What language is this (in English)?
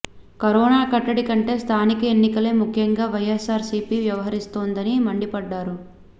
Telugu